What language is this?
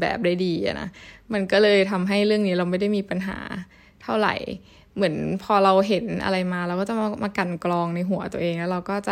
Thai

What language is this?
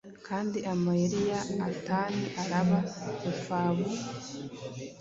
Kinyarwanda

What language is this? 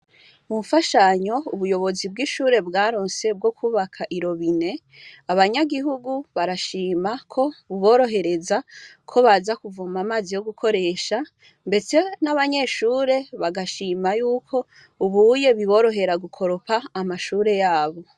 Rundi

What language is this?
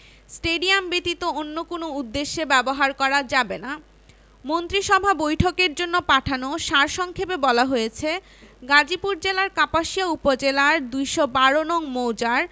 Bangla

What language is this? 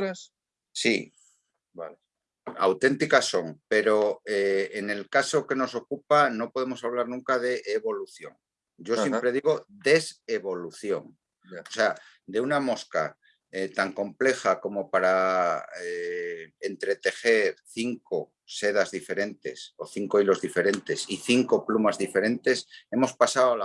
Spanish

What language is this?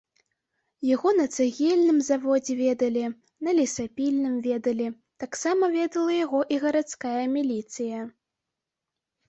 Belarusian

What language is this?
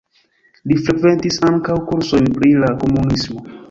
Esperanto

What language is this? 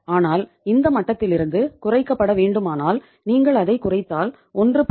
Tamil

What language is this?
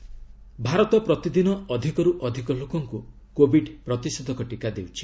Odia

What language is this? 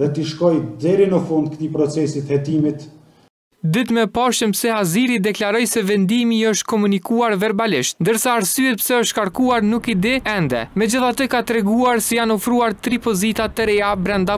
Romanian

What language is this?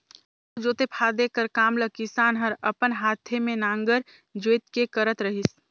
Chhattisgarhi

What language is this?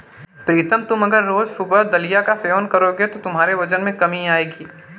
Hindi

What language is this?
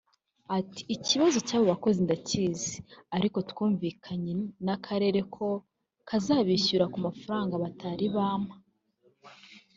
Kinyarwanda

